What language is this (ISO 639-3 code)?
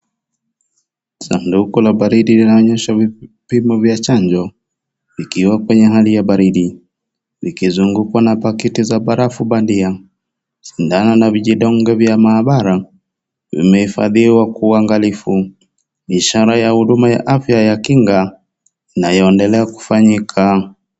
swa